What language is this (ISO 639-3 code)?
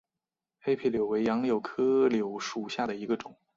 zho